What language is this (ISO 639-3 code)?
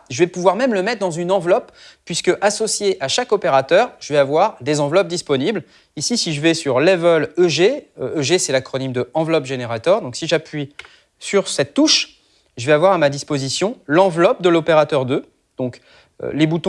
fra